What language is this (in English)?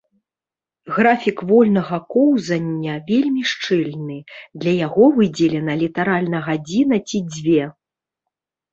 Belarusian